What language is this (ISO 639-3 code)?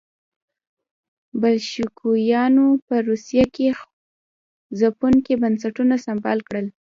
pus